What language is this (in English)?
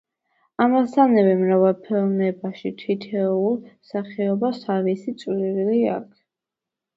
Georgian